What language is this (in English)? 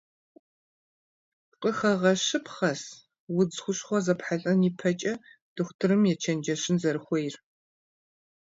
Kabardian